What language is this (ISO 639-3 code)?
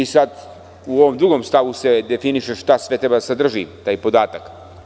srp